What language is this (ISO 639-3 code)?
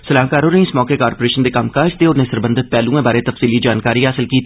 doi